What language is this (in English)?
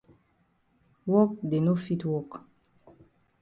Cameroon Pidgin